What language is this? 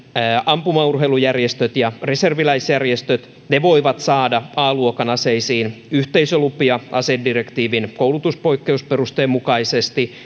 Finnish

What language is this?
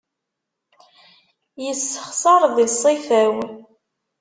Kabyle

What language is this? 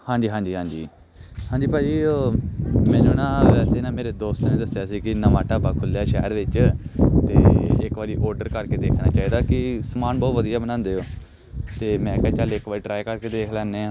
Punjabi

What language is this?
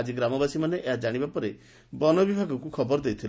Odia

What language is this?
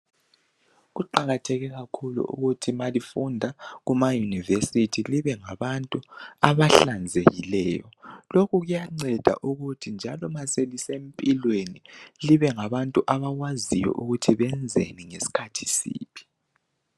North Ndebele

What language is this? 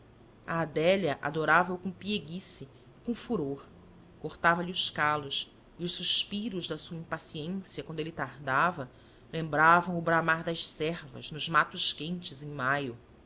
Portuguese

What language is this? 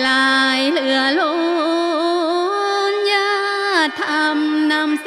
Thai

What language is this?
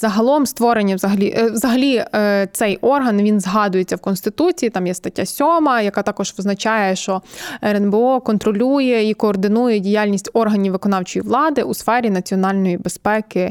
Ukrainian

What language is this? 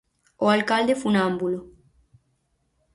Galician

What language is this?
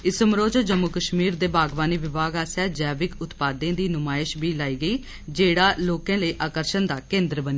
Dogri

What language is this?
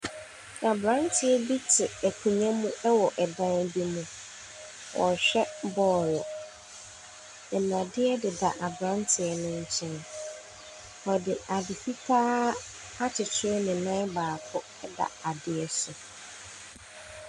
Akan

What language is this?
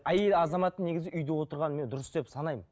Kazakh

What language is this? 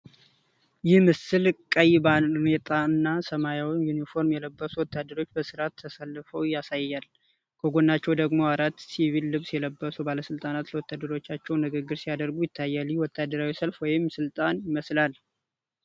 Amharic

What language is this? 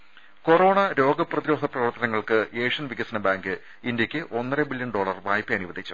Malayalam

